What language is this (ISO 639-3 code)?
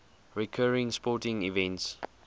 eng